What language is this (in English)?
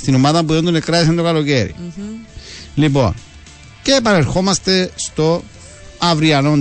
Greek